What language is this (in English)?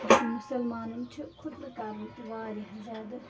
Kashmiri